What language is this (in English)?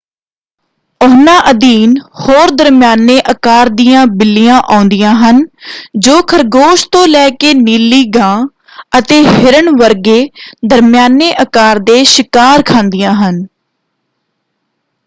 Punjabi